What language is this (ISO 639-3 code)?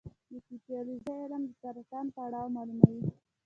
pus